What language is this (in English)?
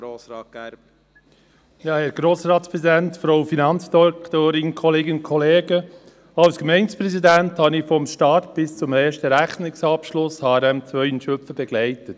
Swiss German